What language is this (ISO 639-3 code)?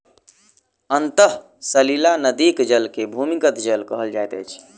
mai